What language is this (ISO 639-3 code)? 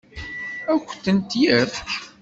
kab